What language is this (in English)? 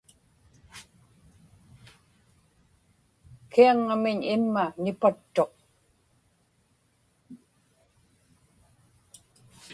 Inupiaq